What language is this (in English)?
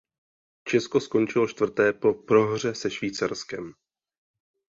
Czech